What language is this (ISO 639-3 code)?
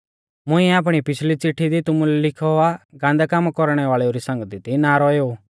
bfz